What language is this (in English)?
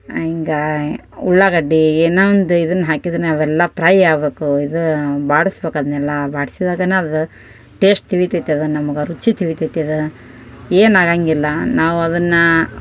Kannada